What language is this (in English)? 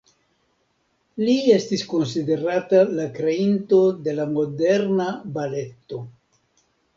Esperanto